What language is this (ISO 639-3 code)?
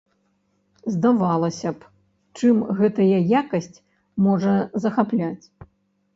bel